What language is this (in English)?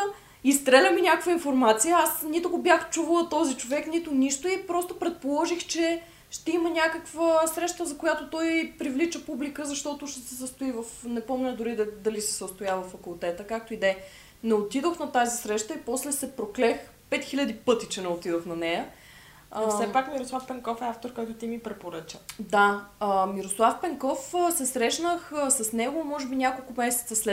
Bulgarian